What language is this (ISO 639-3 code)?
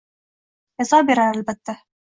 uzb